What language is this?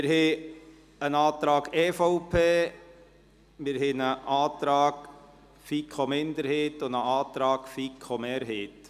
Swiss German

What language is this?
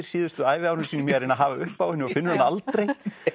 Icelandic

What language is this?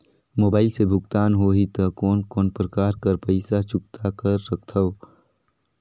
Chhattisgarhi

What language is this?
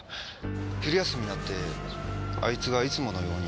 Japanese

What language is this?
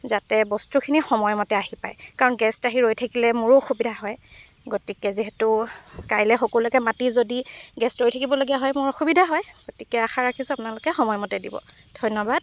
Assamese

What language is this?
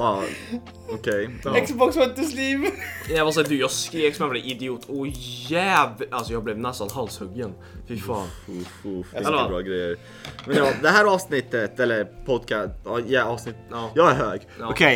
Swedish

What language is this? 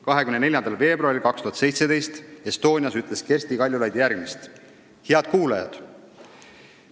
Estonian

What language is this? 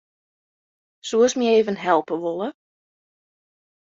Western Frisian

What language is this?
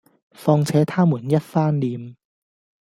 Cantonese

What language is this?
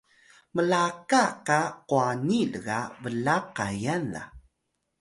Atayal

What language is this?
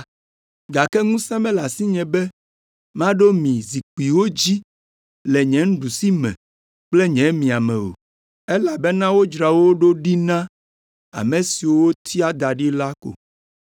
Ewe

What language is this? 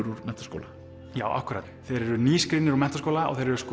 Icelandic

